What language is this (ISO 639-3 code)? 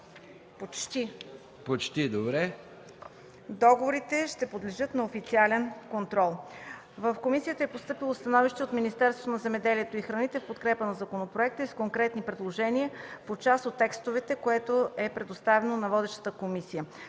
bul